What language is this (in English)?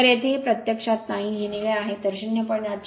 Marathi